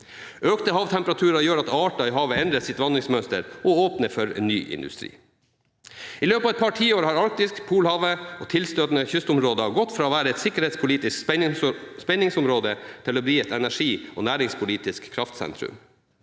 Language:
Norwegian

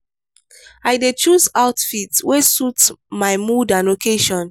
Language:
Nigerian Pidgin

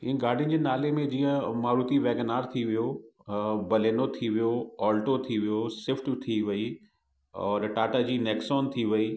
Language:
Sindhi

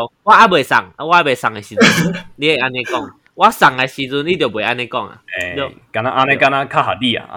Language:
Chinese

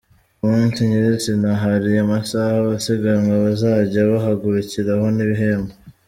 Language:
Kinyarwanda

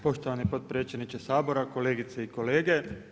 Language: Croatian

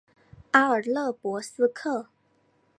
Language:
Chinese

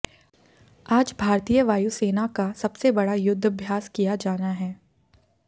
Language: Hindi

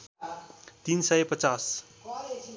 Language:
Nepali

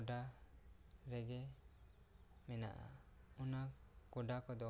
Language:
Santali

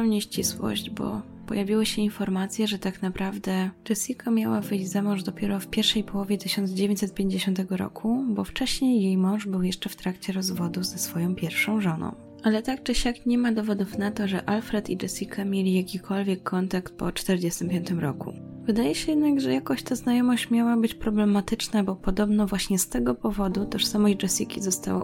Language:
Polish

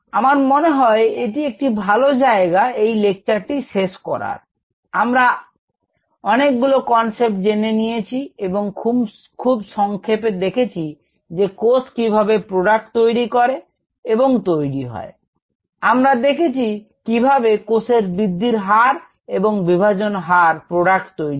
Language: Bangla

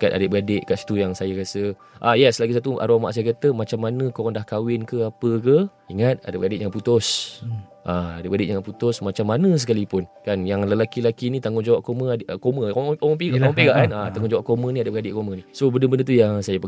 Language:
Malay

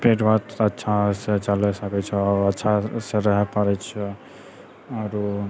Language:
Maithili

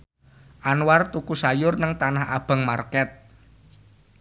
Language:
Javanese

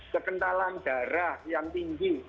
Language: Indonesian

